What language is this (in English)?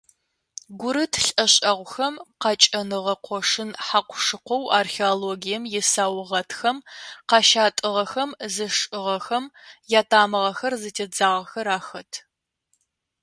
Adyghe